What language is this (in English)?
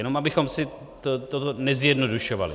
Czech